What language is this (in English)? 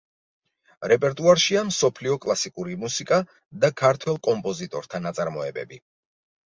Georgian